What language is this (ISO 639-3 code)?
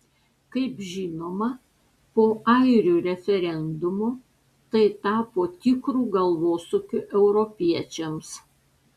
lit